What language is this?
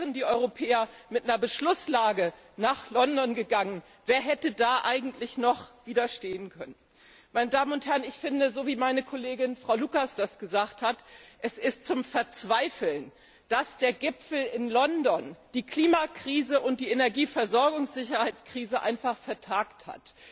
German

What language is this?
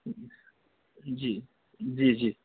Urdu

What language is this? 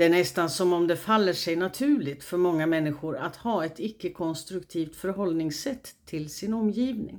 Swedish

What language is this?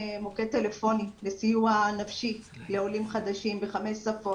Hebrew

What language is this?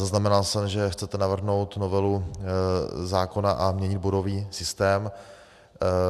Czech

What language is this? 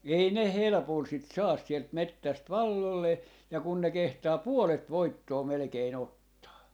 Finnish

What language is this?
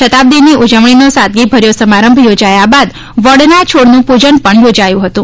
Gujarati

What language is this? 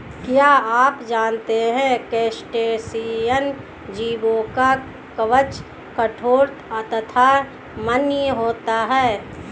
Hindi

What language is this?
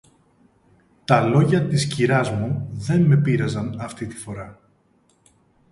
Greek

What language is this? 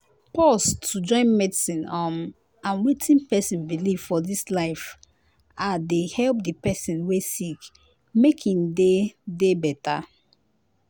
Nigerian Pidgin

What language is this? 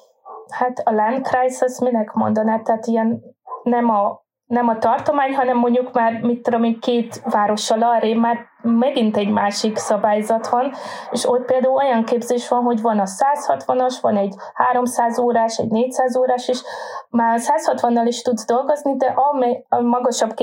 Hungarian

